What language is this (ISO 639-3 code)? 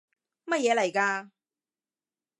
yue